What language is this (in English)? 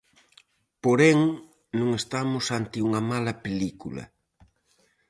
Galician